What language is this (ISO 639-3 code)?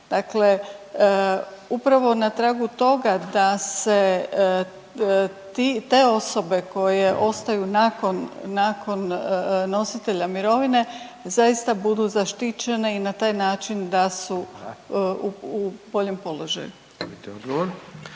hrv